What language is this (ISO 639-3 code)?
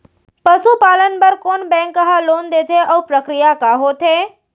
hne